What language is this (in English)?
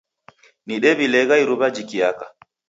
Taita